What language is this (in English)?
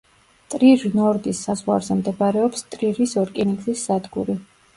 Georgian